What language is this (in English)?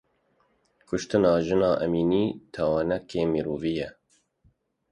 Kurdish